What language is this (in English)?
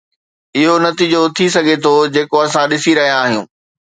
Sindhi